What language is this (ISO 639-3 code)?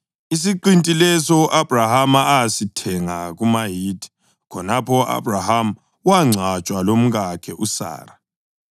nde